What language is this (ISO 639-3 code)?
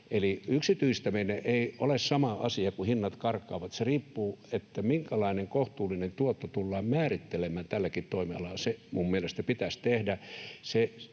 fin